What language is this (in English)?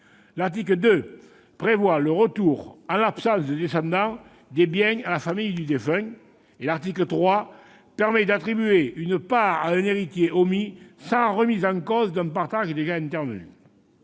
French